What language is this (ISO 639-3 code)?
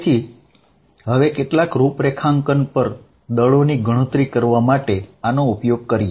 guj